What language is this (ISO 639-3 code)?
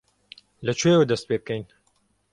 ckb